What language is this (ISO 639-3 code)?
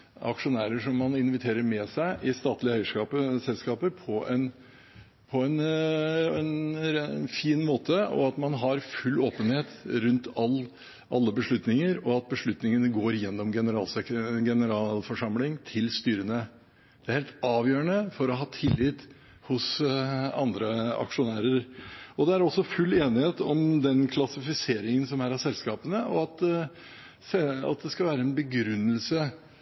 nob